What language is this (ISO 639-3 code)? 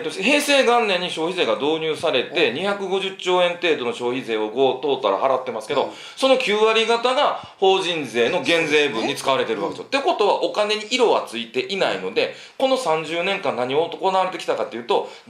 jpn